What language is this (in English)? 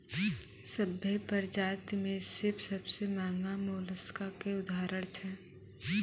Maithili